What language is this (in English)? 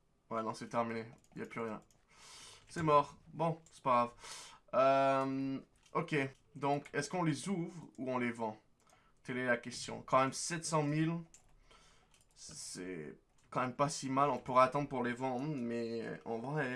French